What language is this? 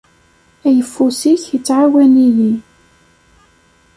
Kabyle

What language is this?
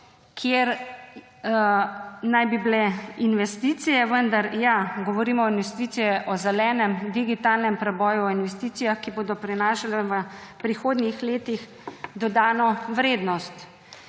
Slovenian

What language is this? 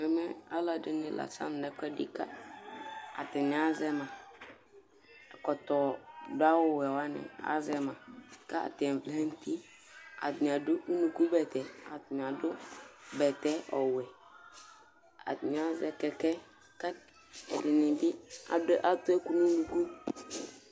Ikposo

